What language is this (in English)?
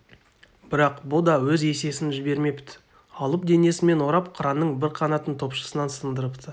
Kazakh